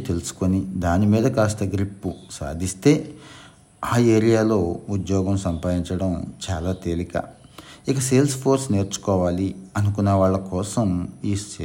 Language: Telugu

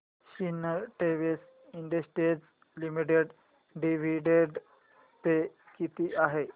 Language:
Marathi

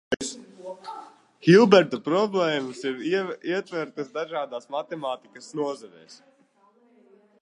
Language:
Latvian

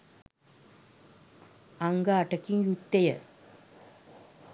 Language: Sinhala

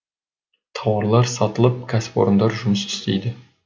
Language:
Kazakh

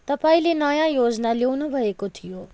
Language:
Nepali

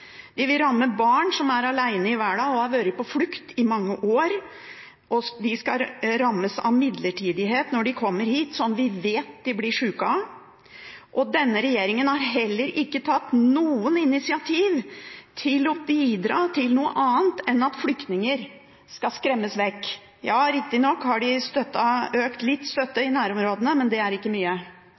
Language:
Norwegian Bokmål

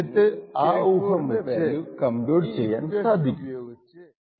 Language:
Malayalam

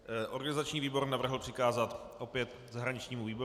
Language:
Czech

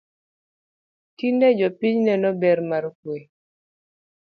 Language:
Luo (Kenya and Tanzania)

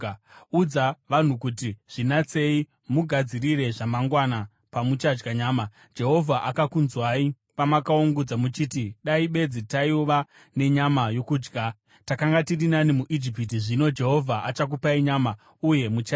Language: Shona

